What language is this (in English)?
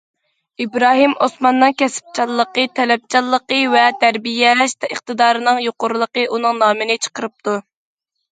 Uyghur